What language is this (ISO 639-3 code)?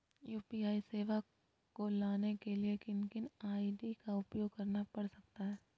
mag